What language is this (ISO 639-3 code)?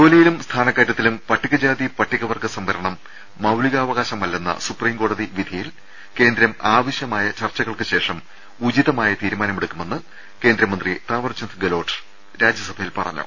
mal